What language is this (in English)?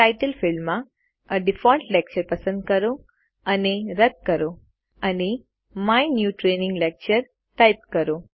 Gujarati